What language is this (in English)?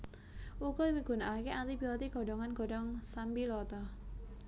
Javanese